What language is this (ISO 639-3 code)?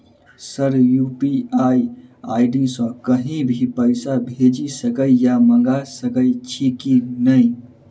mai